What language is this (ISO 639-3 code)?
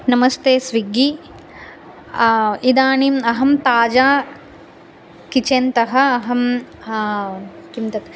san